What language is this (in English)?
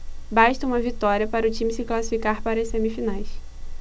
Portuguese